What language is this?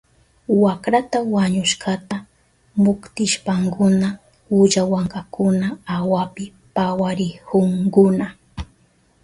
Southern Pastaza Quechua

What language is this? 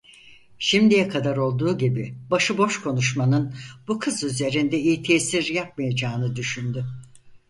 Turkish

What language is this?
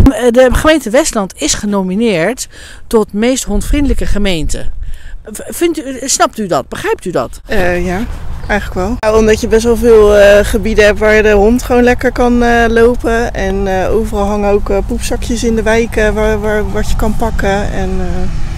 Dutch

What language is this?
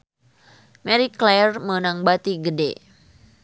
Sundanese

